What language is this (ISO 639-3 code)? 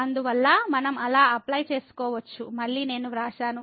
tel